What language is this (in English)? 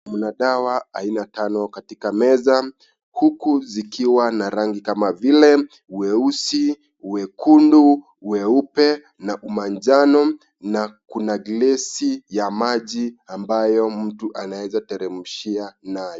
Swahili